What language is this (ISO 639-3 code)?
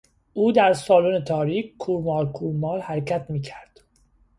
fas